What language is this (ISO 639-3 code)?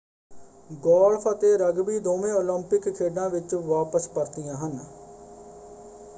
pan